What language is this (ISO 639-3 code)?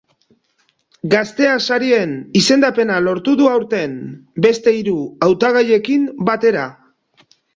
eus